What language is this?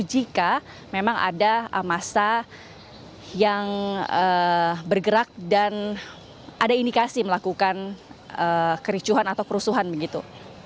Indonesian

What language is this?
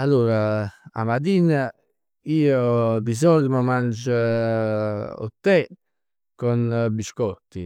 Neapolitan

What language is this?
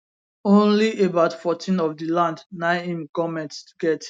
Nigerian Pidgin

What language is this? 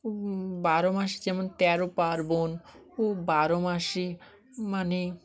Bangla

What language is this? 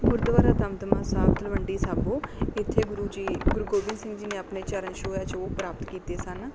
Punjabi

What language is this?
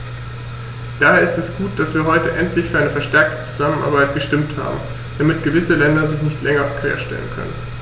German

